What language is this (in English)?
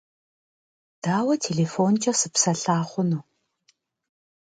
Kabardian